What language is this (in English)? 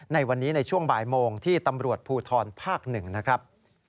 Thai